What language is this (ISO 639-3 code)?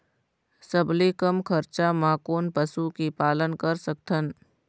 hne